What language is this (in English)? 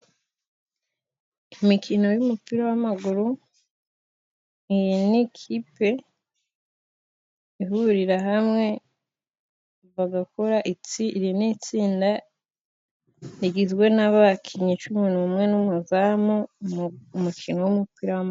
Kinyarwanda